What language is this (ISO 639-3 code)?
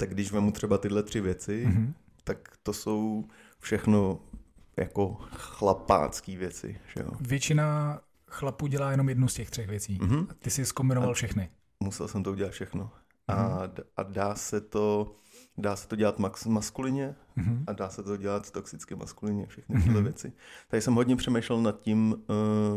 ces